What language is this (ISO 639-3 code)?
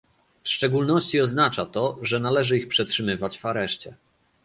pol